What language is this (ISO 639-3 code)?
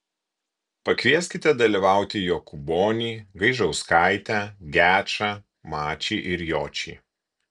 lit